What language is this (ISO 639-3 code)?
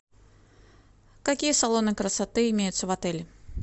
rus